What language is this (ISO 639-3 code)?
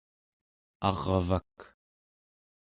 esu